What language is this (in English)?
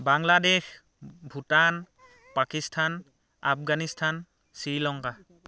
Assamese